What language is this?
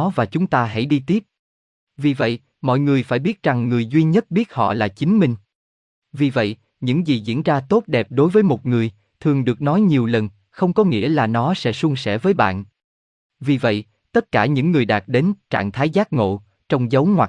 Vietnamese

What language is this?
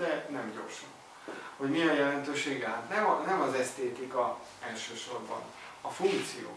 Hungarian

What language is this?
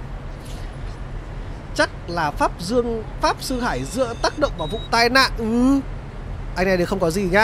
Vietnamese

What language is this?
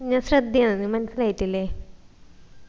Malayalam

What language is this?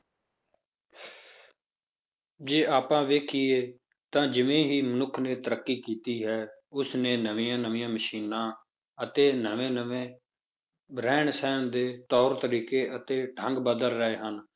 Punjabi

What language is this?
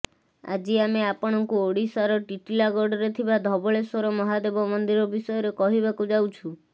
Odia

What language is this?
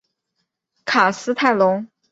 Chinese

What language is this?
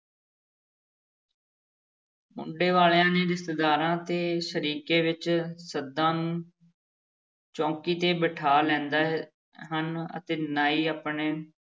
Punjabi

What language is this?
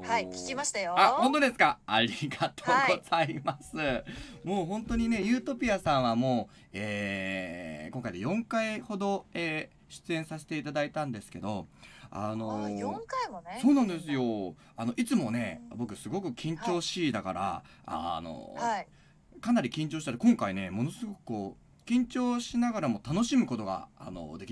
Japanese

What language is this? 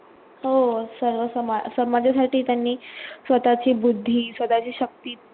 Marathi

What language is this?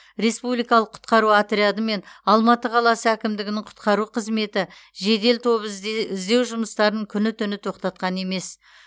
Kazakh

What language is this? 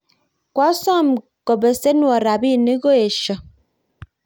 Kalenjin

